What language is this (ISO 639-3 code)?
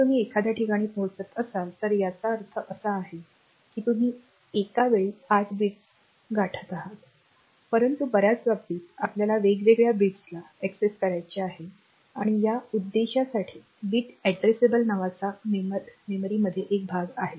mar